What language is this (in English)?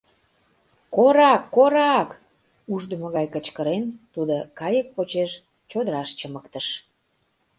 Mari